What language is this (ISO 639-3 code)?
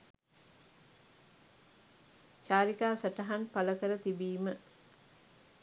sin